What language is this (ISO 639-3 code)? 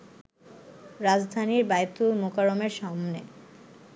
ben